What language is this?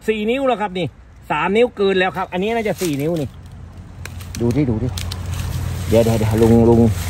Thai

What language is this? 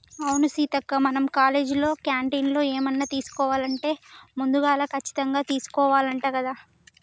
Telugu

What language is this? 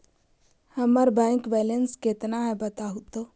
Magahi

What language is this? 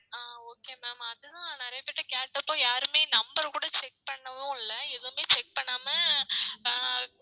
Tamil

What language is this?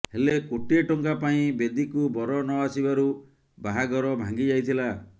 Odia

